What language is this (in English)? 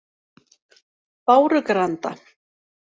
Icelandic